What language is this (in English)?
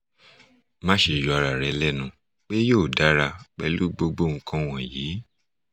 Yoruba